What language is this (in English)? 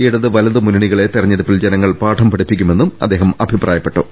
Malayalam